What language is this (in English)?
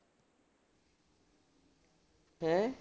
Punjabi